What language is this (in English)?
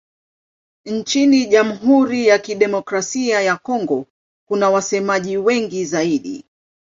Swahili